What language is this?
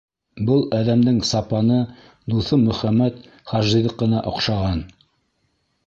Bashkir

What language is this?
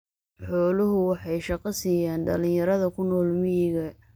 Somali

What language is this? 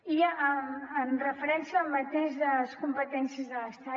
Catalan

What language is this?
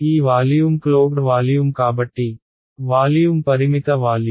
Telugu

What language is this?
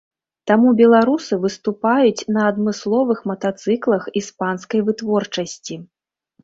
Belarusian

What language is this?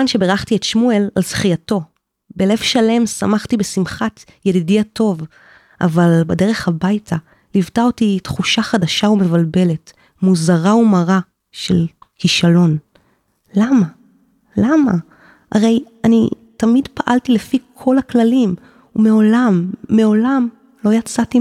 Hebrew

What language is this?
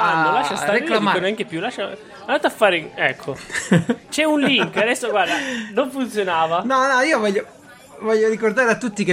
Italian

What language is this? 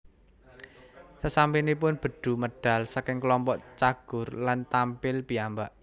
Javanese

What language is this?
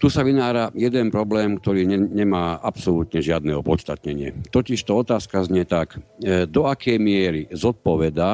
Slovak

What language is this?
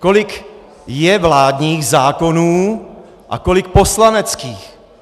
Czech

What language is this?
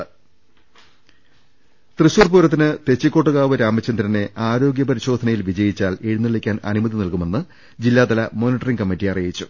Malayalam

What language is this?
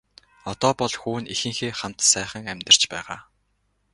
Mongolian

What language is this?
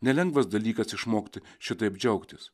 Lithuanian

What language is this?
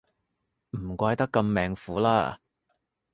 Cantonese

